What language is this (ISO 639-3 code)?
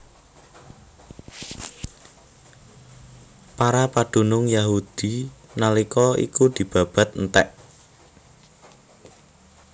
jav